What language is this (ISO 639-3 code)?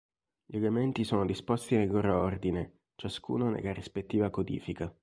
ita